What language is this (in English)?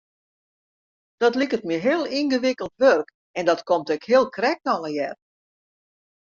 Western Frisian